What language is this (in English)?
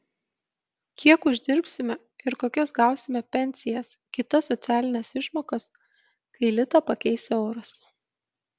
Lithuanian